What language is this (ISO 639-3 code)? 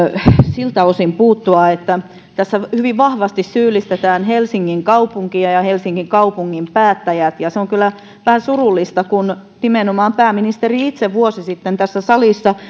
fin